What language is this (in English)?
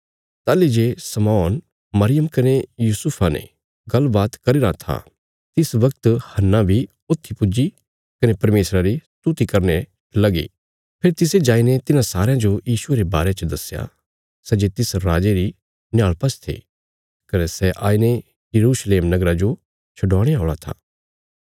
Bilaspuri